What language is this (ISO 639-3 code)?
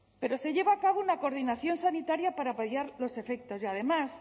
spa